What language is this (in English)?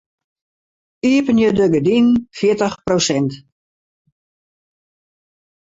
Western Frisian